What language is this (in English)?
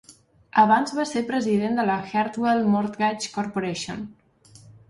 Catalan